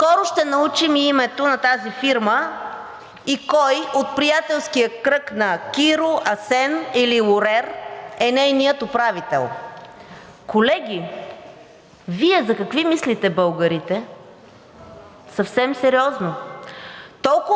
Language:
Bulgarian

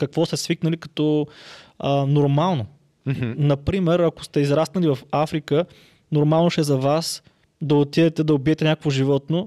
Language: Bulgarian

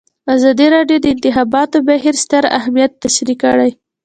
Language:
Pashto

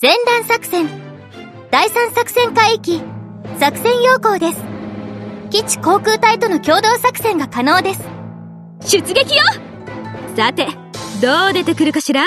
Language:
Japanese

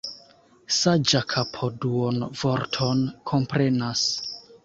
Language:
Esperanto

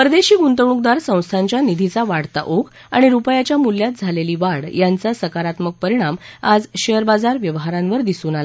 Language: Marathi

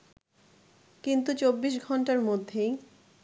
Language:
Bangla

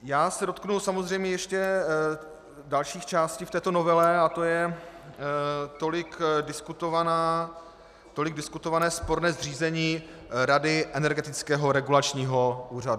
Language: Czech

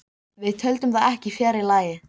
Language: Icelandic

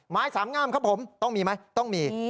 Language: Thai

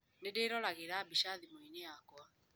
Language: Kikuyu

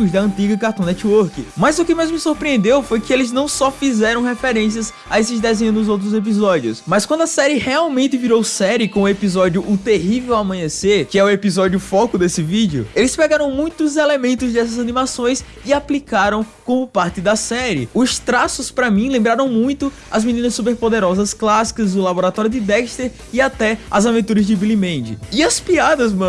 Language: Portuguese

